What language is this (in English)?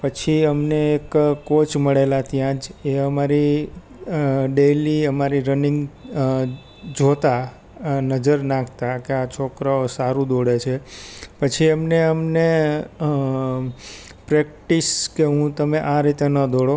Gujarati